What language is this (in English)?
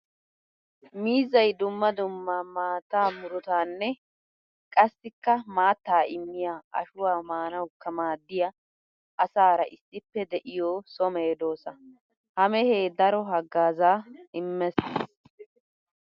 Wolaytta